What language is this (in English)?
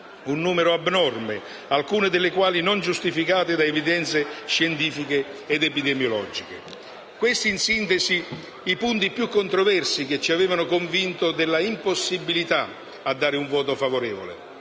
Italian